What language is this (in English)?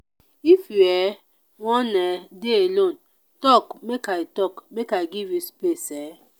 Nigerian Pidgin